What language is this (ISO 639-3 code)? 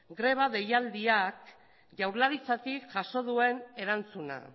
eus